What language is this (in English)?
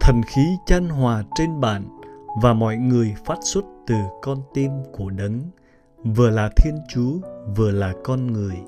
Vietnamese